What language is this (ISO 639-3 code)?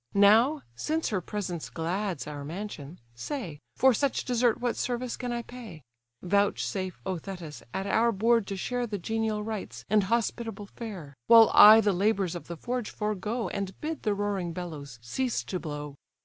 eng